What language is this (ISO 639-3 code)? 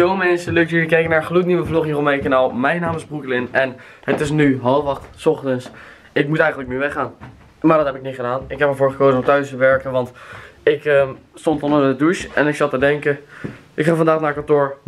nld